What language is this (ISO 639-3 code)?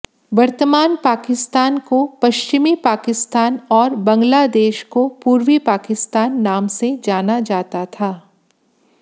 hin